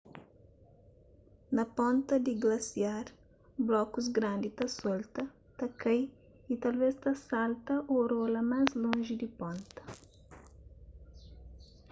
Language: Kabuverdianu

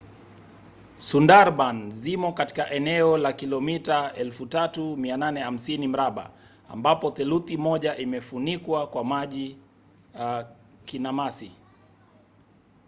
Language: Swahili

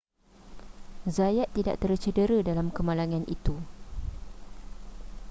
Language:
Malay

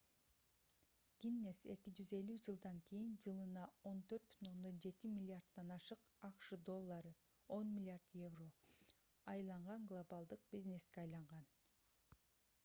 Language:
Kyrgyz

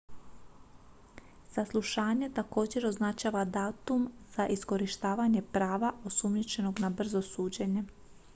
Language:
Croatian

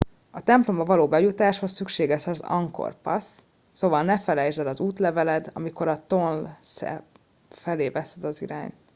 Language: Hungarian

